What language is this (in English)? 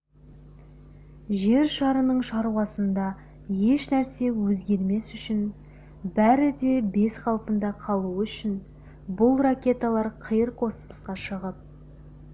Kazakh